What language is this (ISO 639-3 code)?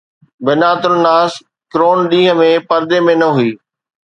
snd